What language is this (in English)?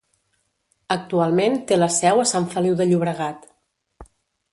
Catalan